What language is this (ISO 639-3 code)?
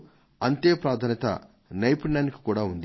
tel